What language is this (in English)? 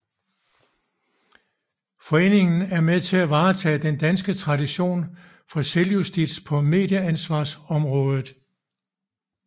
Danish